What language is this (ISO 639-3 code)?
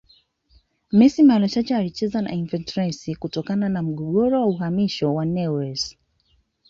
swa